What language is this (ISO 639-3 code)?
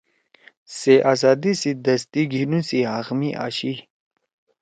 trw